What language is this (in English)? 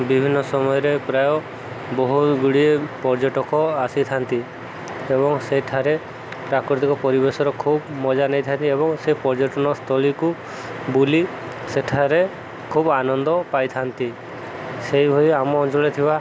Odia